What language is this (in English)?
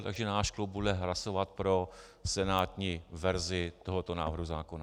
Czech